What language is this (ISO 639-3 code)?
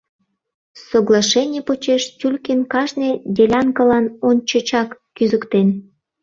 chm